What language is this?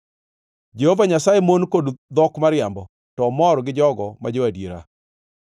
Luo (Kenya and Tanzania)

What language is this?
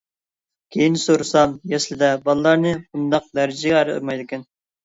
Uyghur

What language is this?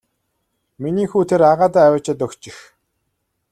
Mongolian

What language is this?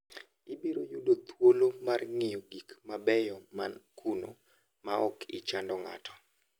Luo (Kenya and Tanzania)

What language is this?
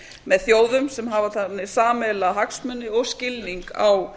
Icelandic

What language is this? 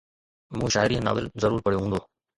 Sindhi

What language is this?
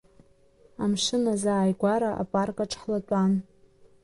Abkhazian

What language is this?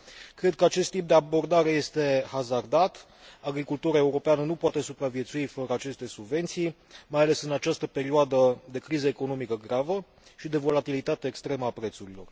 Romanian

